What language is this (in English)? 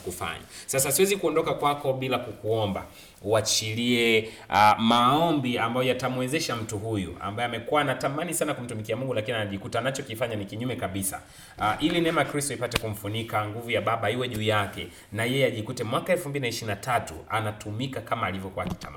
Swahili